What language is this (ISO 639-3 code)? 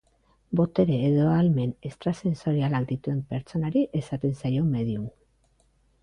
eus